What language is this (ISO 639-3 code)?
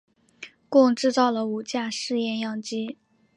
zho